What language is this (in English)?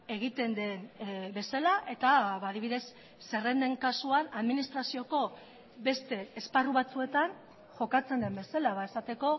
Basque